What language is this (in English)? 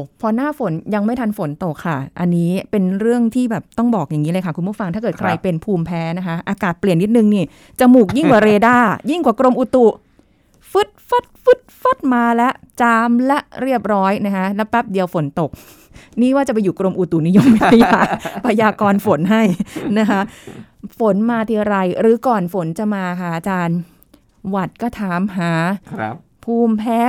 Thai